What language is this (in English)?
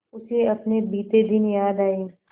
Hindi